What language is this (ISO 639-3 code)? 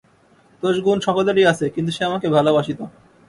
ben